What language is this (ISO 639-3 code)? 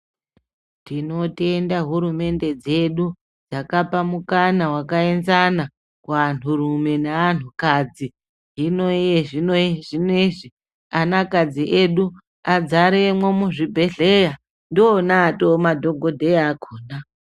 ndc